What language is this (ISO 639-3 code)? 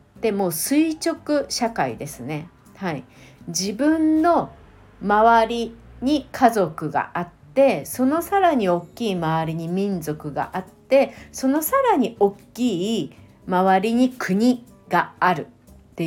jpn